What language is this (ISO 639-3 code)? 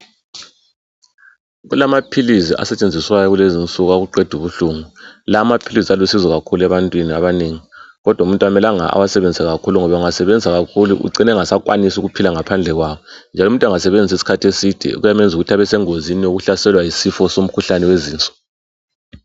nde